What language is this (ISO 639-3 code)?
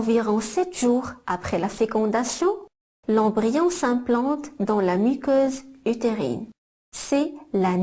fra